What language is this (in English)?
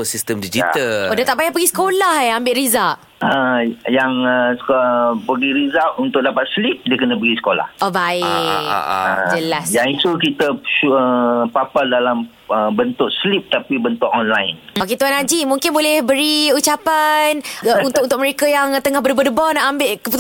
Malay